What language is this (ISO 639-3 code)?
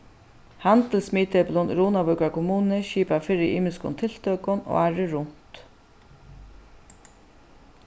fao